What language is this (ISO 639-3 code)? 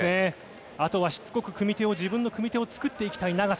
jpn